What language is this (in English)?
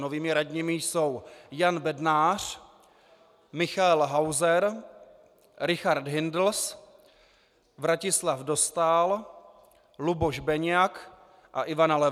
Czech